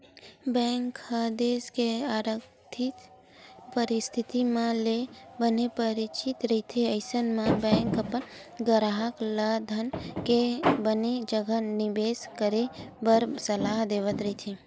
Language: Chhattisgarhi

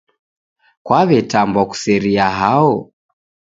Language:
Taita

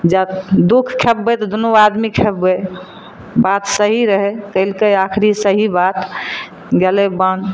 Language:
Maithili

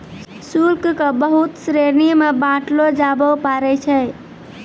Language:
Maithili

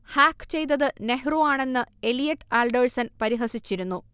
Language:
Malayalam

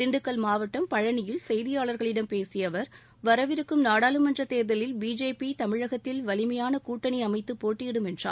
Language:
Tamil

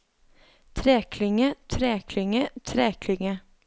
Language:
Norwegian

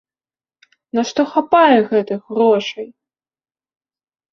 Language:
Belarusian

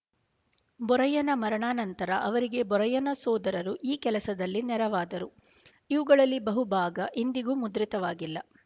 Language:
Kannada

